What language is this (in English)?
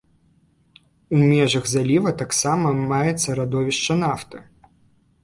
Belarusian